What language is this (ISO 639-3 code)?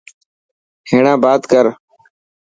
mki